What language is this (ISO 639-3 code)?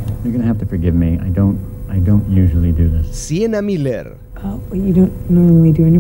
spa